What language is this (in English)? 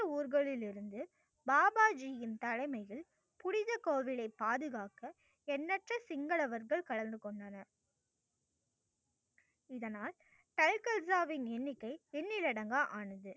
Tamil